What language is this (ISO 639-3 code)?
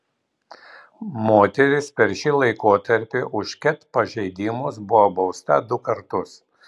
lit